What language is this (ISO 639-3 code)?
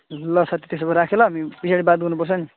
nep